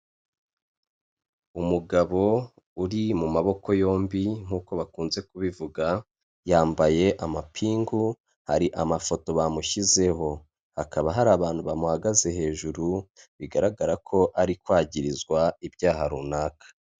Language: Kinyarwanda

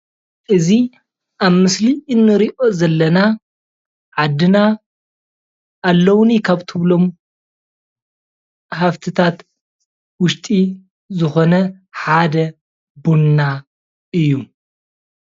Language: Tigrinya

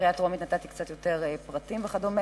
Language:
Hebrew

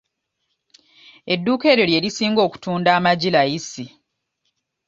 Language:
Ganda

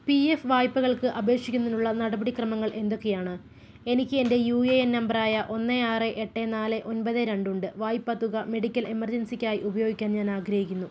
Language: Malayalam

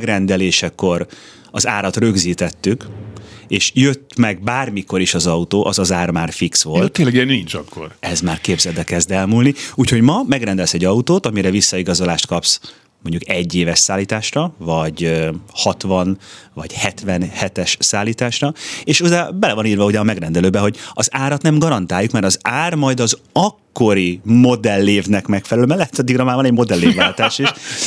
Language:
Hungarian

